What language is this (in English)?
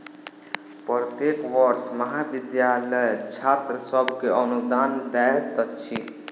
Maithili